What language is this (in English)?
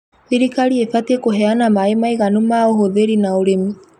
Kikuyu